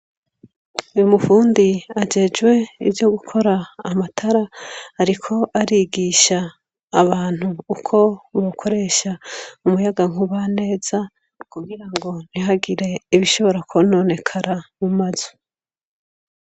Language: Rundi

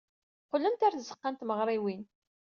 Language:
Kabyle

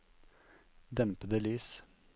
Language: Norwegian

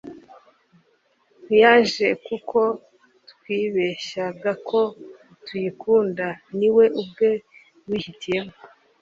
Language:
Kinyarwanda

